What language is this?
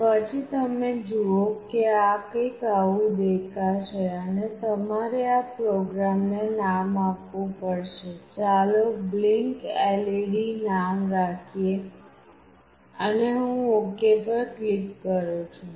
Gujarati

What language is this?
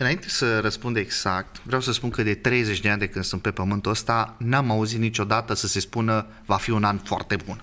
Romanian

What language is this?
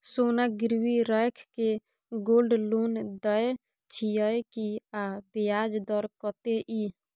Maithili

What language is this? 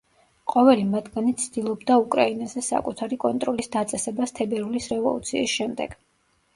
Georgian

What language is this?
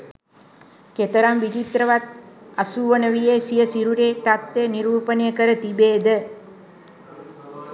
Sinhala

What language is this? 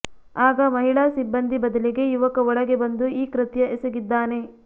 Kannada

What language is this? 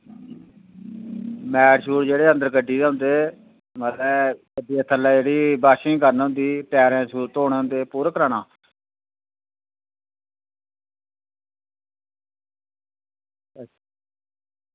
Dogri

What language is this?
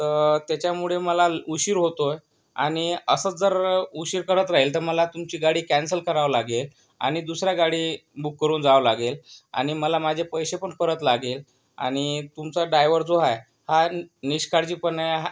Marathi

